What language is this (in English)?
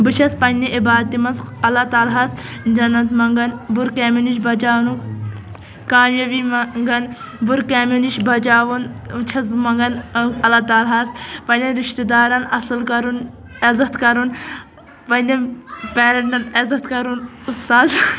Kashmiri